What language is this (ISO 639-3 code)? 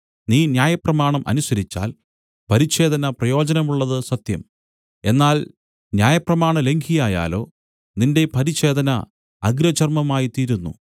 mal